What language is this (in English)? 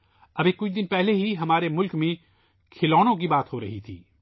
Urdu